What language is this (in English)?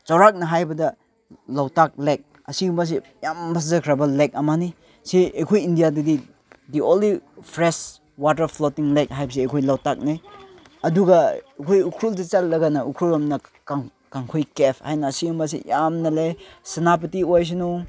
Manipuri